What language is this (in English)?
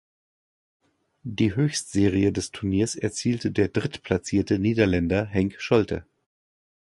German